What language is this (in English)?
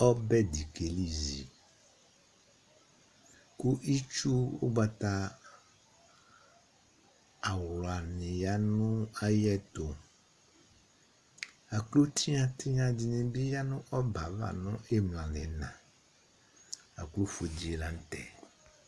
Ikposo